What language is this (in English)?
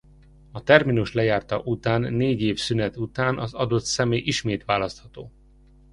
Hungarian